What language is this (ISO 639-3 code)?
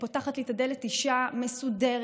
heb